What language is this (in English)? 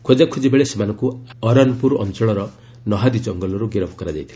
Odia